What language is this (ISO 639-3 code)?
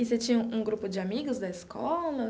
por